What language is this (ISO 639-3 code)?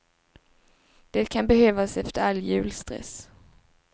swe